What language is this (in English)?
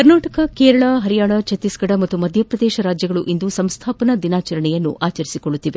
Kannada